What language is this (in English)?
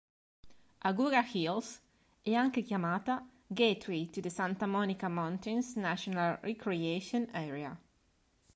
Italian